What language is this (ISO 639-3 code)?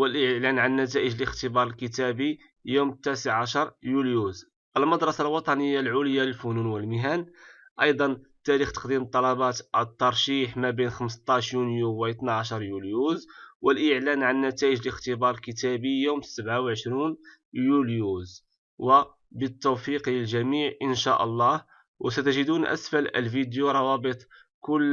ara